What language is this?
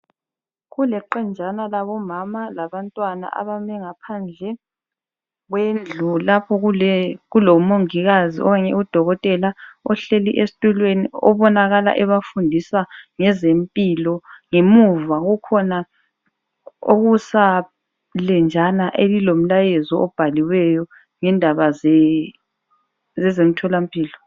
North Ndebele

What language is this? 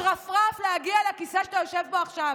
Hebrew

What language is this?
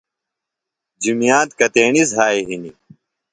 Phalura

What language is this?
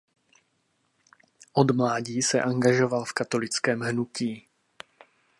Czech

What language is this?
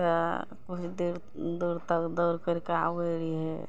Maithili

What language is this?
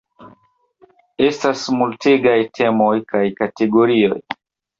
Esperanto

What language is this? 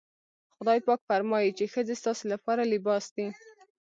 Pashto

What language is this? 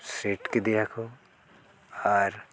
Santali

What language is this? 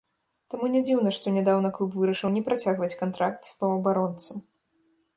Belarusian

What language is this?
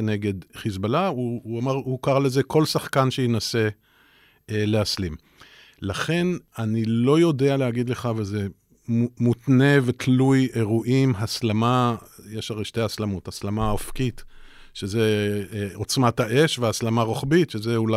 Hebrew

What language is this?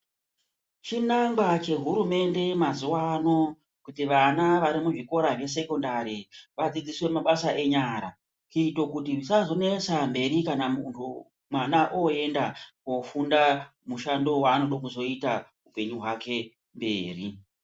Ndau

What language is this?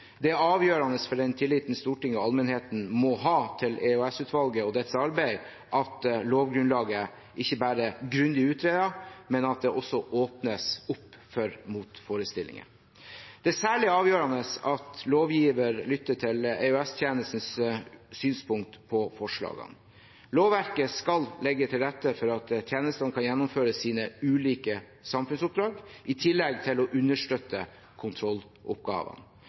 Norwegian Bokmål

